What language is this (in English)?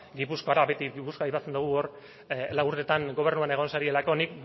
Basque